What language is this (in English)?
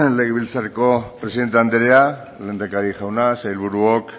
Basque